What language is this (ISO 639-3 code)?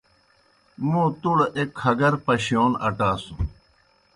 plk